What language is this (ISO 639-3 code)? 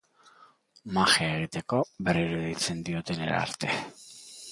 eus